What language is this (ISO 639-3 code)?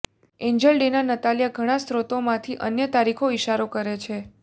guj